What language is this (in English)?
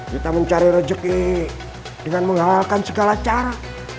Indonesian